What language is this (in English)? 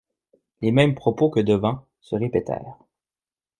French